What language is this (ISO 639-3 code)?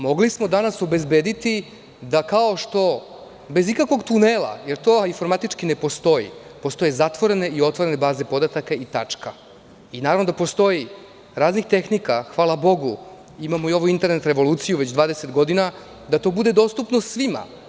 srp